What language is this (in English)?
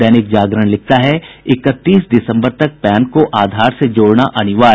Hindi